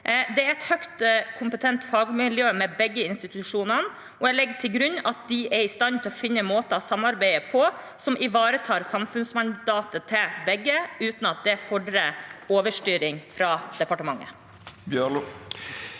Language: Norwegian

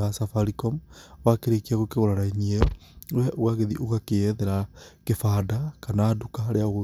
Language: Kikuyu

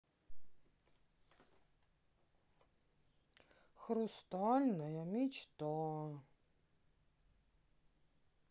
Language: Russian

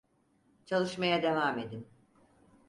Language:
Turkish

